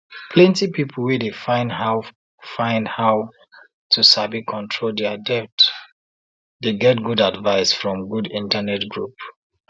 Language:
Nigerian Pidgin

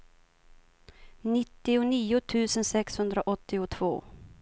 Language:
Swedish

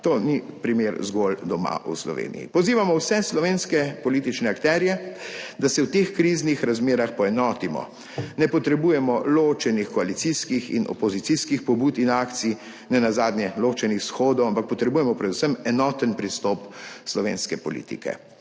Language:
Slovenian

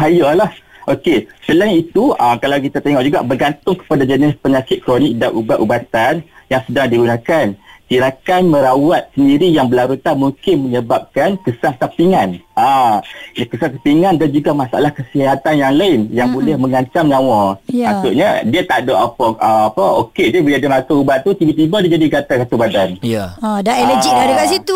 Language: Malay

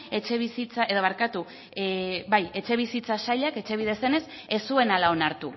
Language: Basque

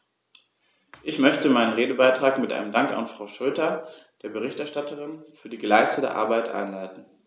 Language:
German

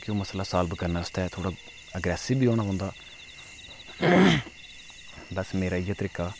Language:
Dogri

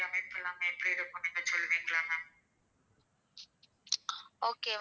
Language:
Tamil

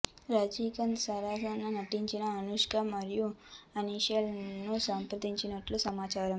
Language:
Telugu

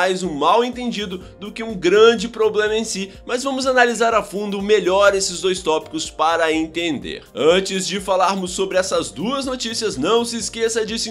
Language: Portuguese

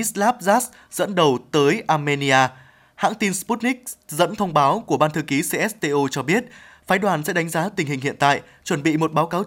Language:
Vietnamese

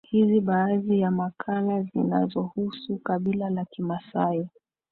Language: Swahili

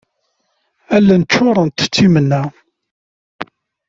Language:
Kabyle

